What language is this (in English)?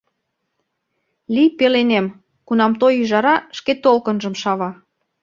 Mari